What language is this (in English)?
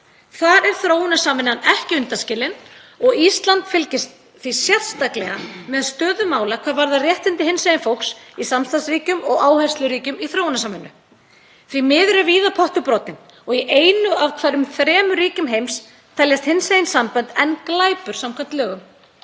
Icelandic